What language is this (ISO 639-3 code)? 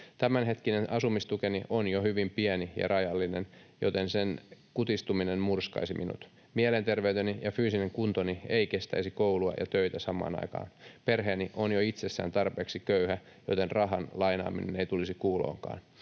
fin